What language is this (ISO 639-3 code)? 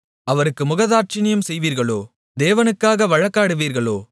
tam